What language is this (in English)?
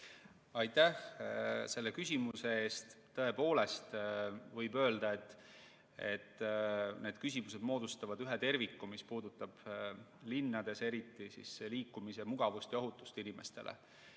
Estonian